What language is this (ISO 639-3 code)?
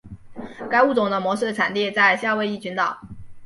zho